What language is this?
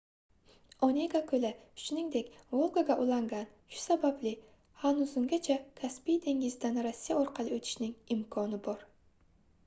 Uzbek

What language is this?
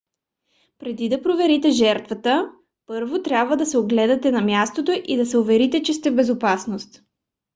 Bulgarian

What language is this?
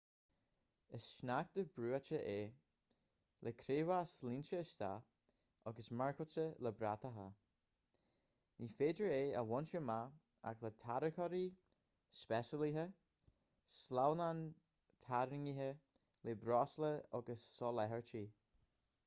Irish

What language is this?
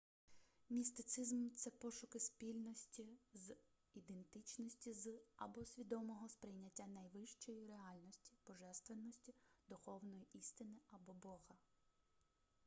Ukrainian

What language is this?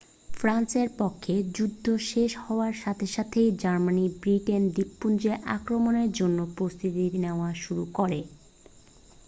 Bangla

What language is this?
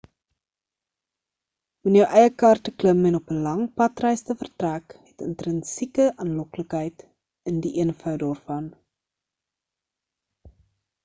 Afrikaans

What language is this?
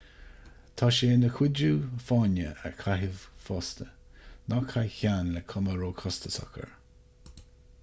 Irish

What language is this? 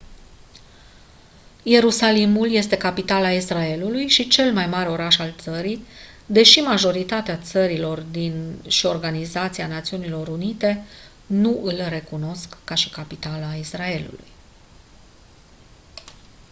Romanian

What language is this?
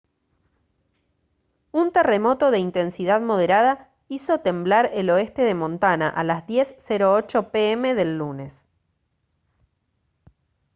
Spanish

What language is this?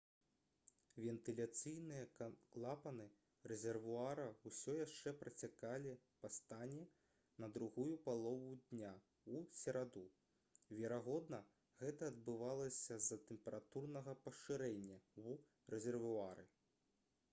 Belarusian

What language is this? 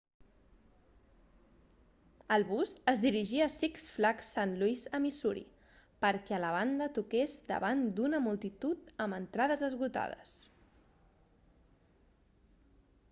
Catalan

